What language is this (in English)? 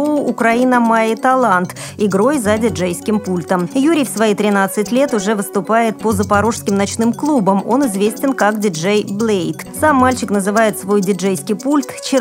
Russian